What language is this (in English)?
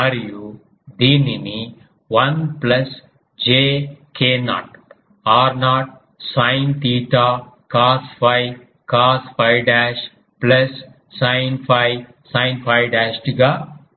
Telugu